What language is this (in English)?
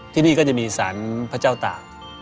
Thai